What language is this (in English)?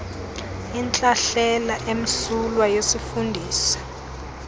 Xhosa